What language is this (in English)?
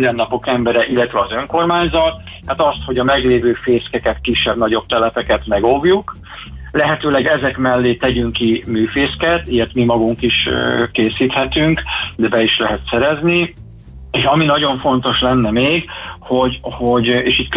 Hungarian